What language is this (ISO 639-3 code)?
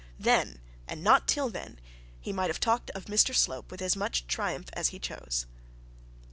eng